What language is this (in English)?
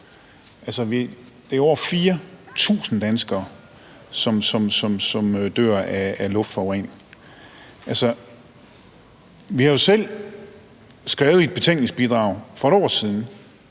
Danish